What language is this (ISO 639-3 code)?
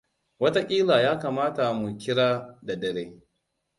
hau